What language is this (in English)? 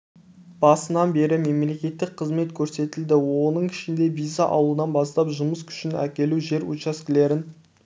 Kazakh